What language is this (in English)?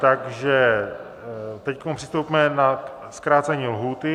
Czech